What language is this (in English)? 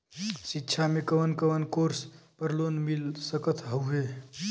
Bhojpuri